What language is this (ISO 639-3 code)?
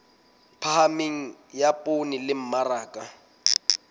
sot